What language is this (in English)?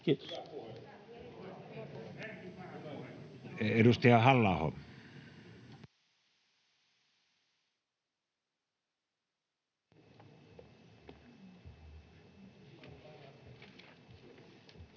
Finnish